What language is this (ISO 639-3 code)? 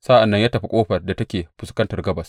hau